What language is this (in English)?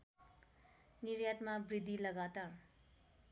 Nepali